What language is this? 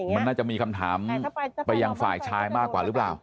Thai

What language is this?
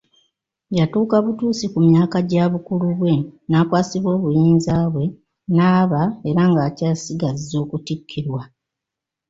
Ganda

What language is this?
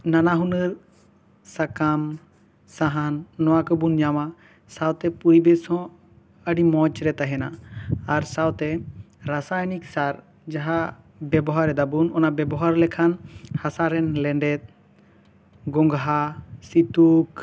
Santali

